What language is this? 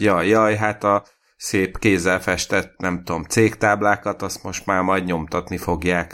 Hungarian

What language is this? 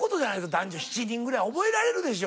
Japanese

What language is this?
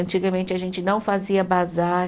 Portuguese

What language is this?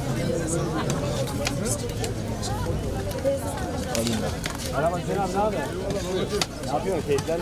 Turkish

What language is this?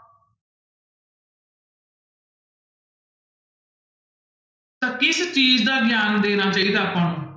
Punjabi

